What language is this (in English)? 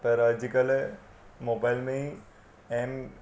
Sindhi